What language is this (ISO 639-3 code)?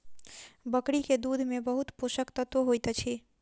mai